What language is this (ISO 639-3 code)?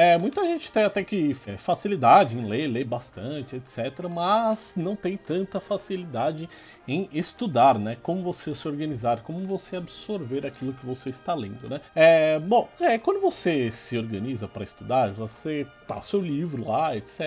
por